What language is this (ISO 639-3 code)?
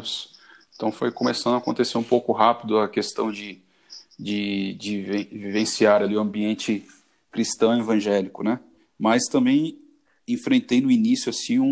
por